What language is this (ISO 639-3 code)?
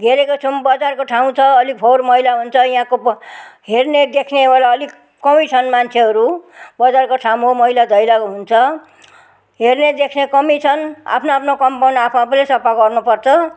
nep